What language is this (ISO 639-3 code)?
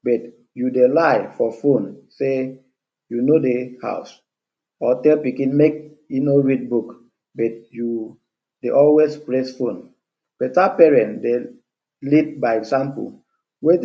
pcm